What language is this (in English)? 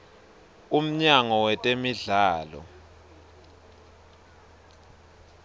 Swati